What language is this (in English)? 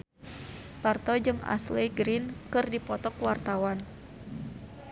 Sundanese